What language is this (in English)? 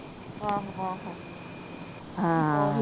Punjabi